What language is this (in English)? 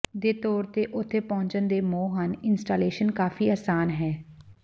Punjabi